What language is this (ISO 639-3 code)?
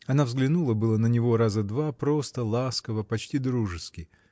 rus